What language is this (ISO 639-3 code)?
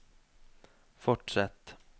nor